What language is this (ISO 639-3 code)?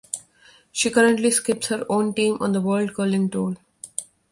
eng